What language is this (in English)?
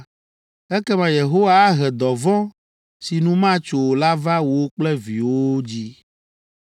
Ewe